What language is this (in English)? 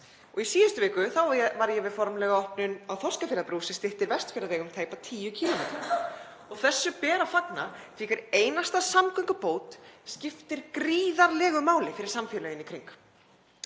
Icelandic